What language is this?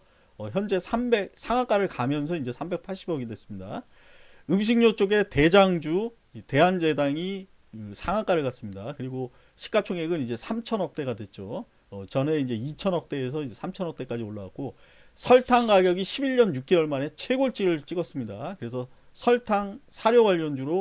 Korean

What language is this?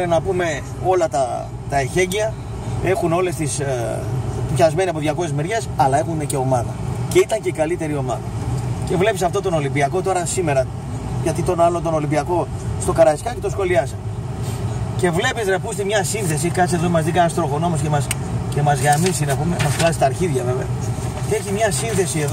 Greek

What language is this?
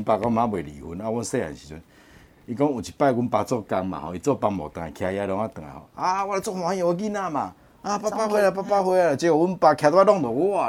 Chinese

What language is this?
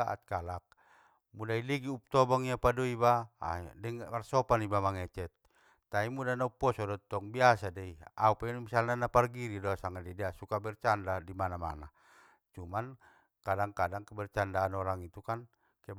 Batak Mandailing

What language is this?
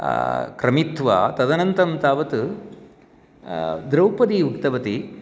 Sanskrit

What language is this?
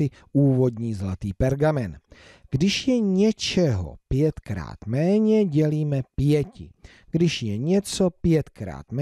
Czech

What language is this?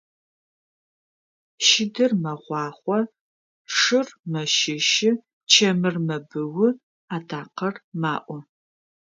Adyghe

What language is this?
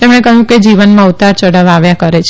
Gujarati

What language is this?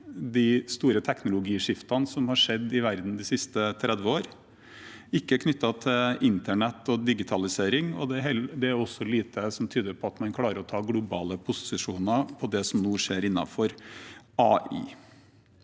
Norwegian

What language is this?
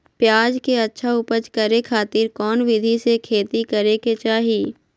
Magahi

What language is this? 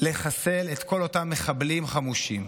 Hebrew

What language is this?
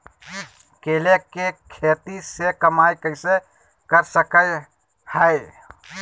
Magahi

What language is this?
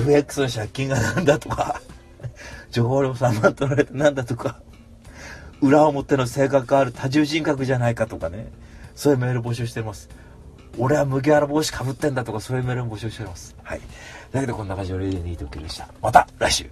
Japanese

